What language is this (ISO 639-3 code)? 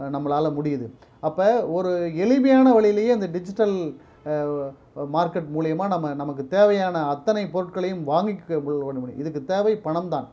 tam